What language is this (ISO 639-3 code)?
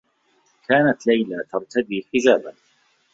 ara